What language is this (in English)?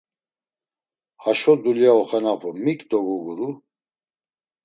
Laz